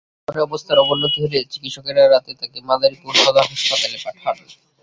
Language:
Bangla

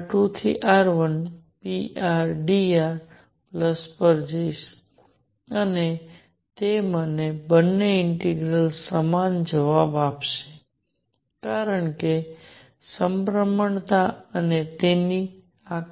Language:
Gujarati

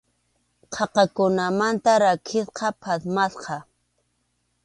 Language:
Arequipa-La Unión Quechua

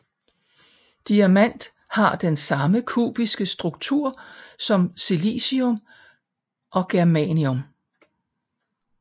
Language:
Danish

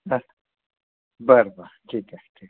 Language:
Marathi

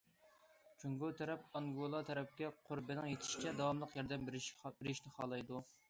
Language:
Uyghur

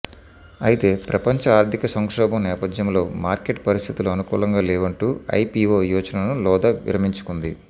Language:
Telugu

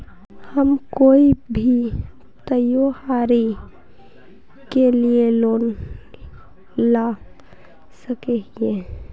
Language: Magahi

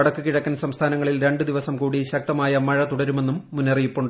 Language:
Malayalam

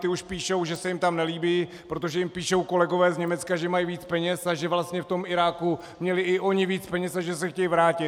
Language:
Czech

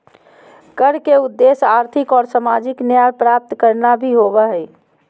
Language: Magahi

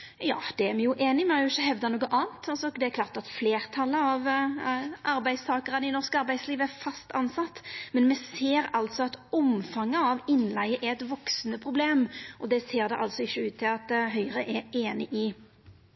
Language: Norwegian Nynorsk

